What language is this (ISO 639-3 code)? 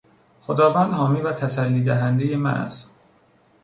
fas